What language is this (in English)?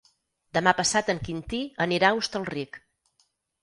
Catalan